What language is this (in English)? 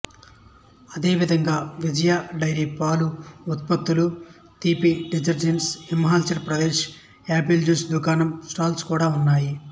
Telugu